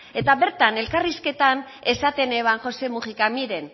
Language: Basque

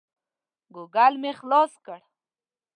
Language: Pashto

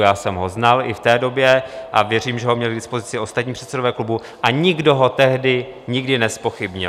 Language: Czech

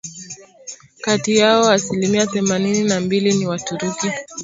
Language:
Swahili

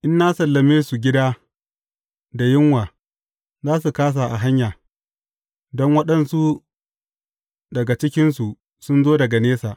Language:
Hausa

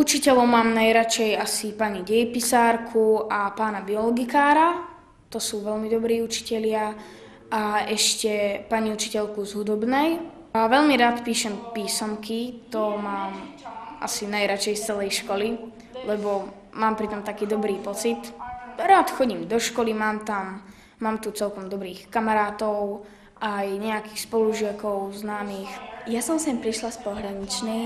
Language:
Slovak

